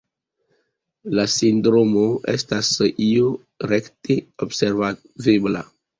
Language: Esperanto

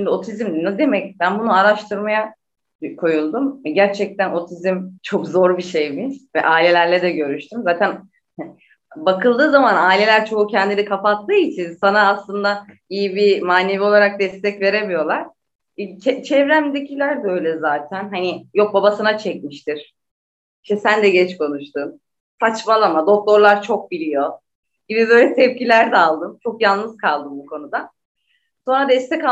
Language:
Turkish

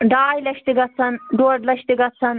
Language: Kashmiri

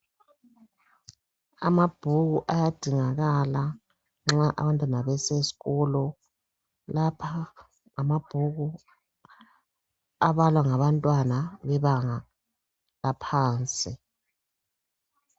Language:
North Ndebele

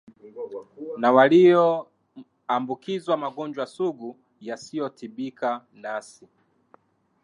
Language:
Swahili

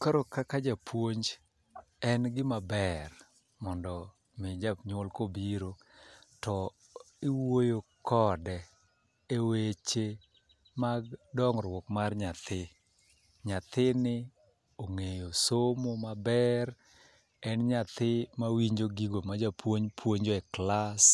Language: Luo (Kenya and Tanzania)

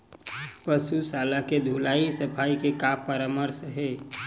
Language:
Chhattisgarhi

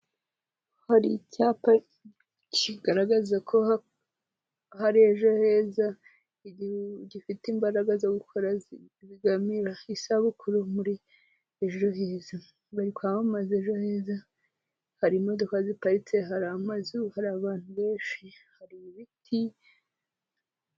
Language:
Kinyarwanda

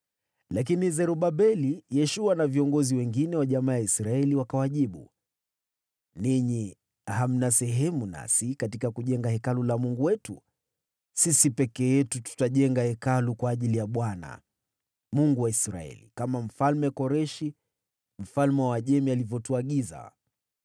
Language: Swahili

